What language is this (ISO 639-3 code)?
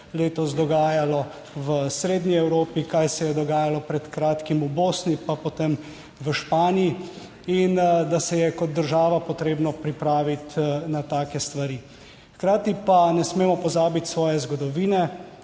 slv